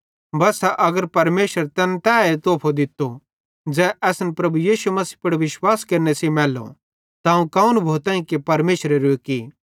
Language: Bhadrawahi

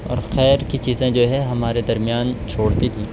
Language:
Urdu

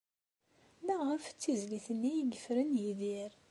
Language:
Kabyle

